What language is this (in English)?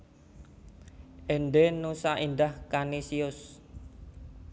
Javanese